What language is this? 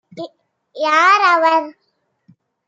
Tamil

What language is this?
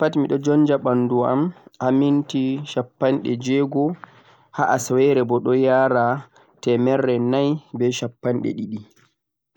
Central-Eastern Niger Fulfulde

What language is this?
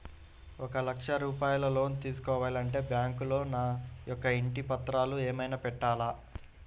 Telugu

